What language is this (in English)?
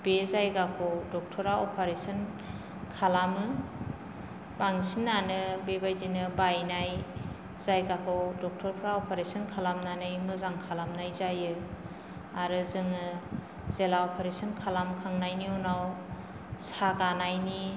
Bodo